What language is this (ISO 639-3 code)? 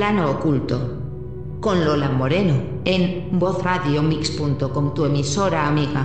spa